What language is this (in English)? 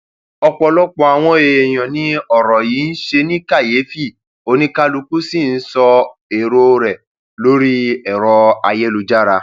Yoruba